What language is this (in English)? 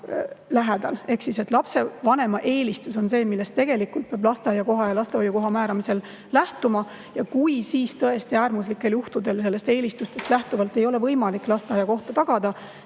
Estonian